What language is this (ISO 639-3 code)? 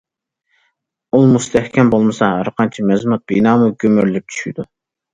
uig